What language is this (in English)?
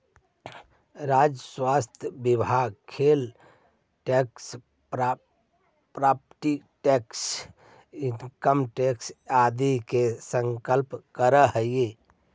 Magahi